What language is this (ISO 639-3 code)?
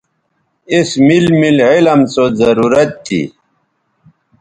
btv